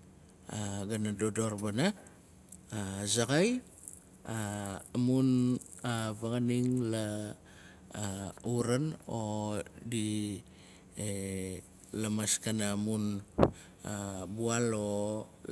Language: Nalik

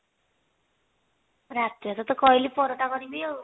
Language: Odia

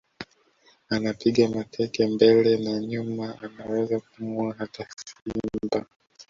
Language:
Swahili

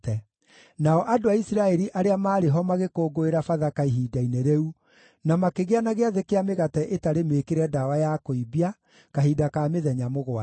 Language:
Kikuyu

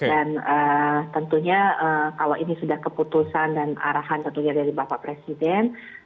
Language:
Indonesian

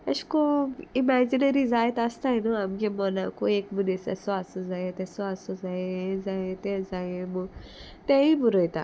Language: Konkani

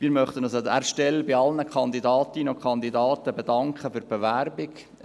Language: Swiss German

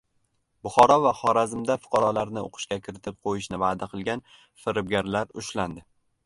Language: Uzbek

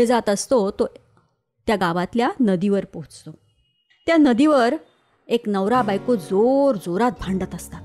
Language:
Marathi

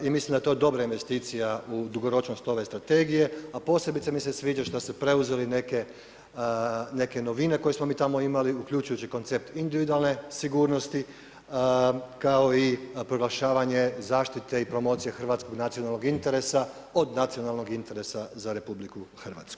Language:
Croatian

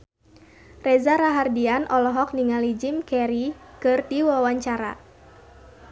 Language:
Sundanese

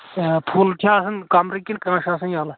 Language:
Kashmiri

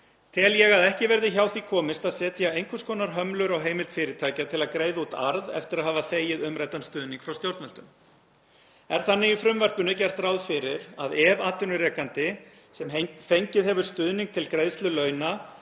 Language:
Icelandic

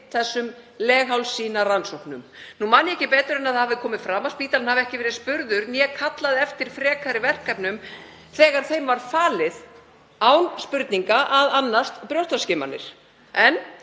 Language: Icelandic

